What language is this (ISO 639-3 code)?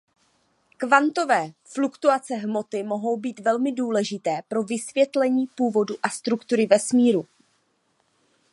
ces